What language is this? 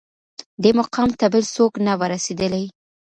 Pashto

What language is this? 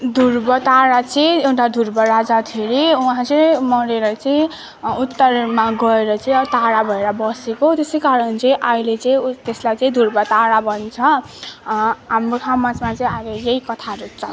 Nepali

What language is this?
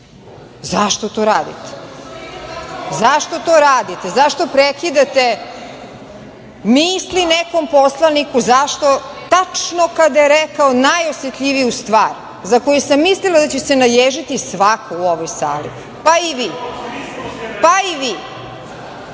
Serbian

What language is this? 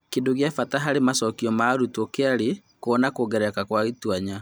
Kikuyu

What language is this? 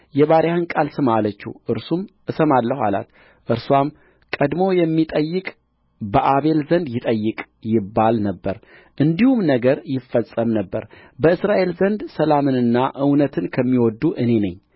Amharic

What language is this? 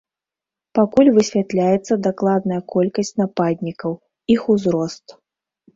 Belarusian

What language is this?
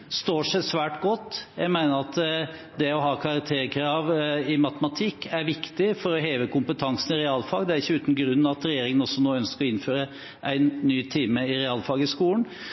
Norwegian Bokmål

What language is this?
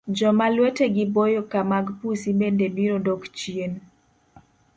Luo (Kenya and Tanzania)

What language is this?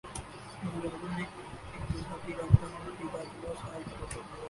Urdu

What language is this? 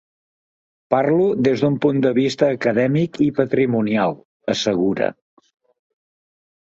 Catalan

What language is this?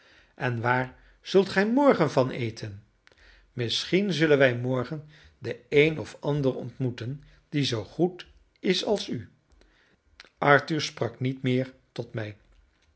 Dutch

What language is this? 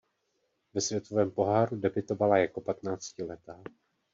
Czech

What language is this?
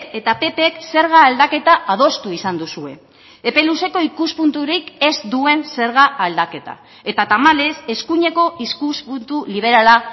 Basque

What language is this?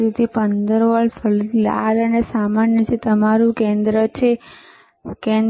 Gujarati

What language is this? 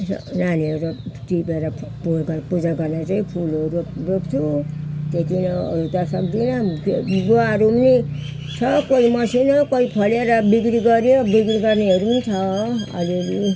Nepali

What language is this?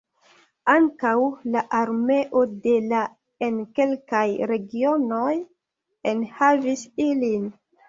Esperanto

